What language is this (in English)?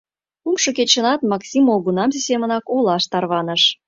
Mari